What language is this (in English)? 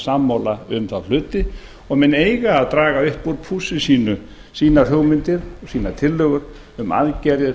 Icelandic